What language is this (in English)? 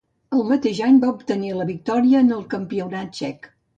Catalan